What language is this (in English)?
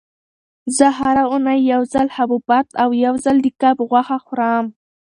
Pashto